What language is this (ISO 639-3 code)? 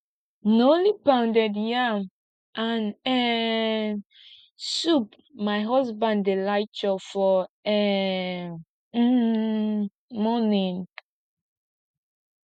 pcm